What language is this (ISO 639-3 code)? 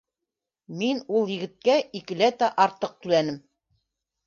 bak